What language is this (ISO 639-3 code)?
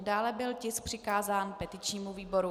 ces